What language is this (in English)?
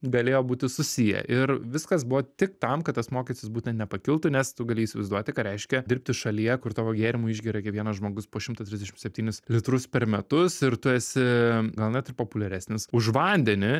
Lithuanian